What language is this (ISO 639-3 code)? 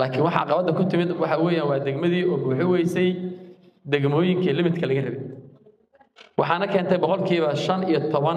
ara